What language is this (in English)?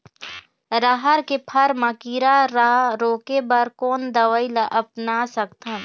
Chhattisgarhi